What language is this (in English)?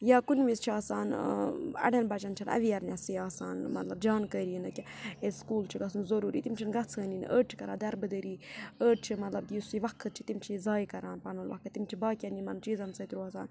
Kashmiri